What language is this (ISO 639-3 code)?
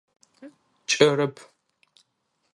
ady